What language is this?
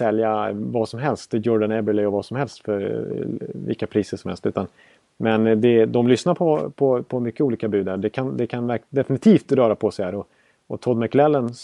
Swedish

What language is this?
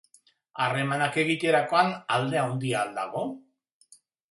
Basque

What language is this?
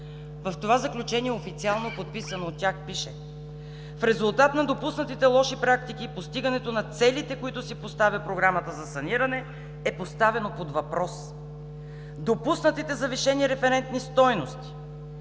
Bulgarian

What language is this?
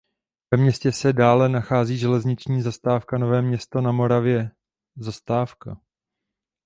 Czech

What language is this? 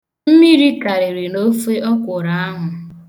Igbo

